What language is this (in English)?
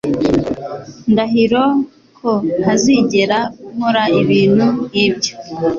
Kinyarwanda